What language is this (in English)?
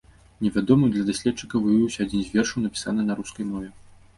Belarusian